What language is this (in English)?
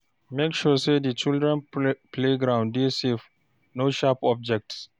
Nigerian Pidgin